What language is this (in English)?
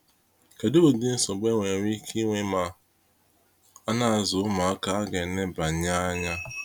Igbo